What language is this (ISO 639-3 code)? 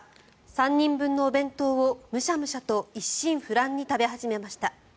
jpn